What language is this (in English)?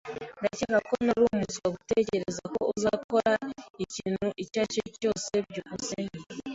Kinyarwanda